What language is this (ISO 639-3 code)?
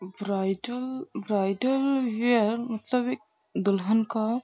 urd